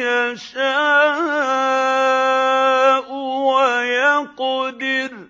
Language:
Arabic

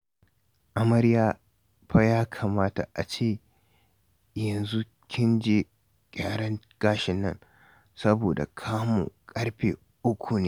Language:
Hausa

